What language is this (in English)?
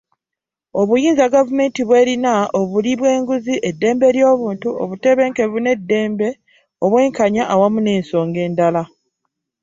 Ganda